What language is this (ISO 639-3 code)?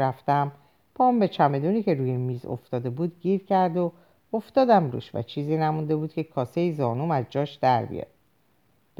fas